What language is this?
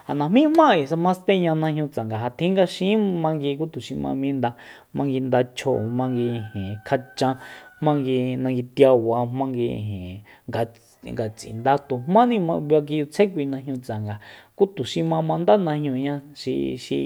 Soyaltepec Mazatec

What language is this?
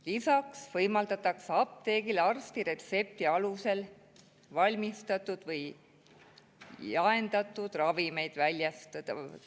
Estonian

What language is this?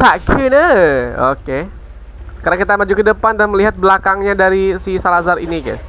Indonesian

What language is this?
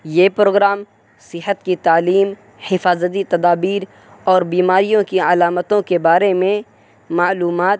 Urdu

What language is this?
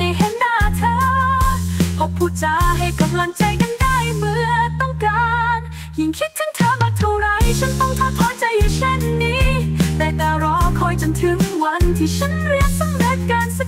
Thai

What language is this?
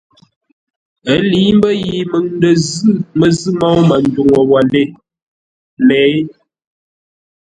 Ngombale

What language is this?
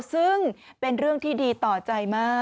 Thai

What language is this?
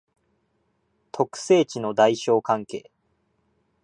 Japanese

